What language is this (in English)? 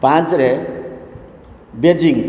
Odia